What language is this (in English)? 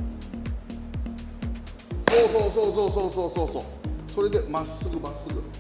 Japanese